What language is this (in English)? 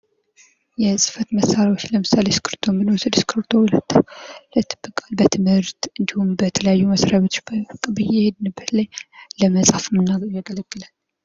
Amharic